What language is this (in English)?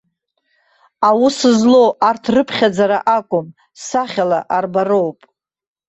Abkhazian